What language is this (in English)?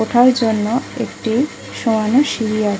Bangla